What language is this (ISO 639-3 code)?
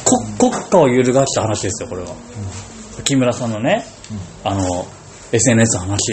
jpn